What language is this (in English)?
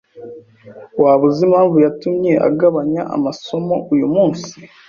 Kinyarwanda